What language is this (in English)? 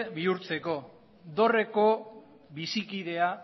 Basque